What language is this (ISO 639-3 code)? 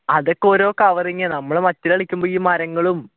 mal